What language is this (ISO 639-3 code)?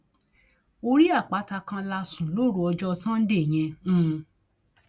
yor